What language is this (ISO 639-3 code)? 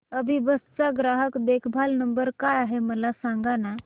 mar